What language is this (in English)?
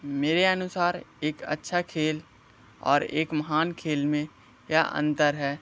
Hindi